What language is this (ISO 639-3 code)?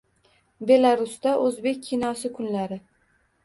uzb